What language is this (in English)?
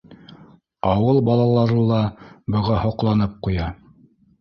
Bashkir